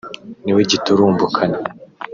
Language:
Kinyarwanda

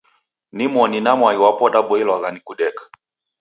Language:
Taita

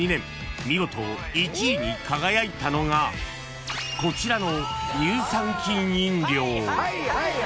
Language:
Japanese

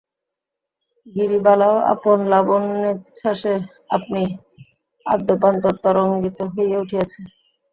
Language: Bangla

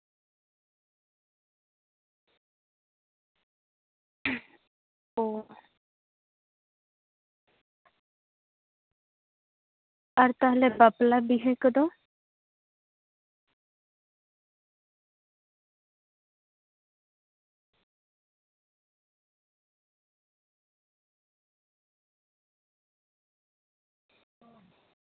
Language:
Santali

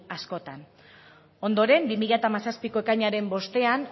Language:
Basque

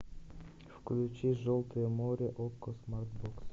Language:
Russian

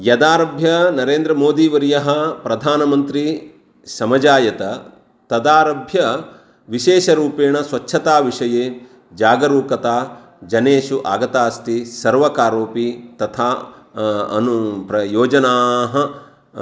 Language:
Sanskrit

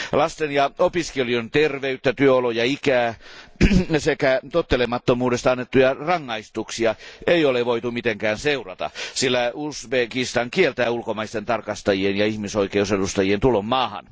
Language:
Finnish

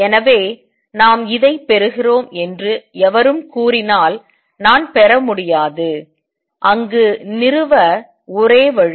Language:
Tamil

